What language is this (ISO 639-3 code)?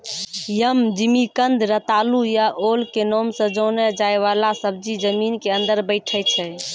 mai